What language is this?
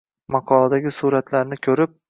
Uzbek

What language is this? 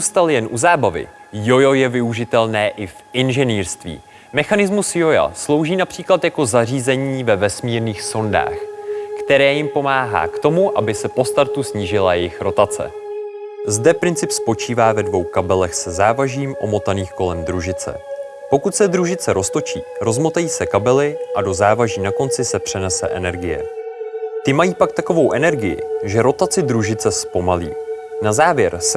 Czech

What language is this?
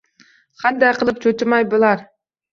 Uzbek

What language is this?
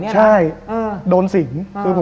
Thai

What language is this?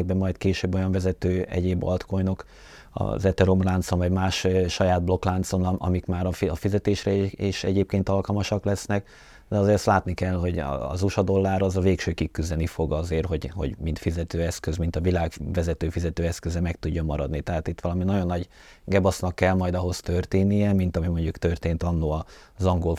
Hungarian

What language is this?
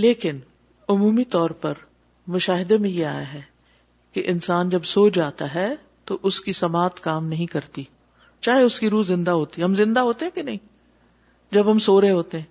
Urdu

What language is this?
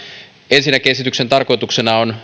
Finnish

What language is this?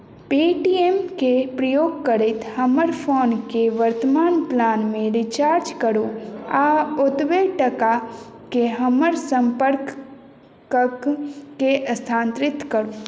Maithili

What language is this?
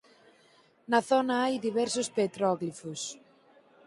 Galician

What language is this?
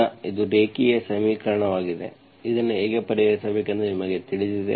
Kannada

